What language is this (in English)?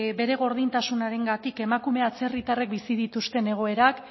Basque